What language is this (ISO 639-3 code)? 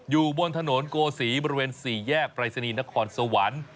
tha